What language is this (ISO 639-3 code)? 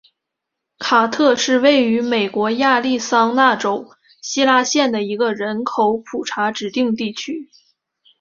zho